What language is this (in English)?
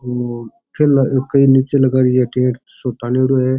Rajasthani